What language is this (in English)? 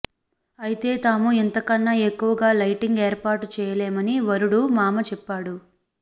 Telugu